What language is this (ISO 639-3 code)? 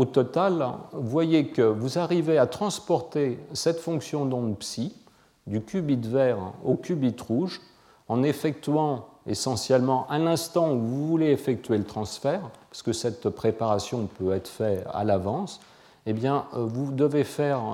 fra